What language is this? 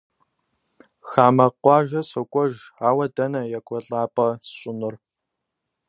Kabardian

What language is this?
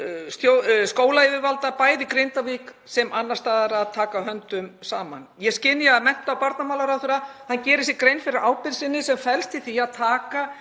Icelandic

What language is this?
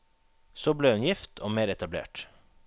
Norwegian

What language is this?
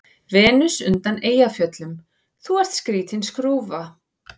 Icelandic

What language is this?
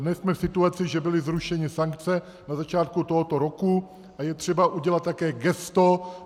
Czech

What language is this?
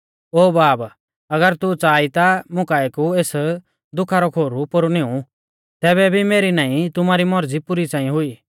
Mahasu Pahari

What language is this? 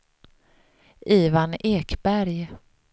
Swedish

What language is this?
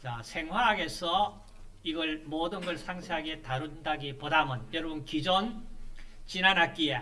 Korean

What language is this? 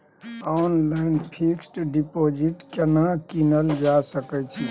Maithili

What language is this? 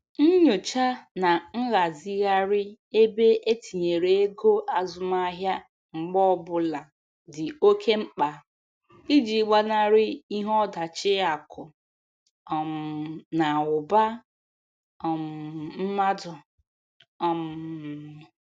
Igbo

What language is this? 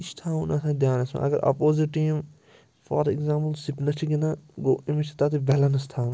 Kashmiri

